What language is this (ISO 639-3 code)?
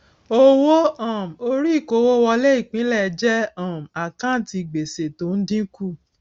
yor